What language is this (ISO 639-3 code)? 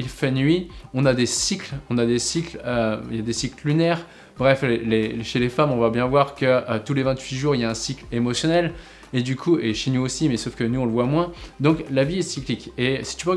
fra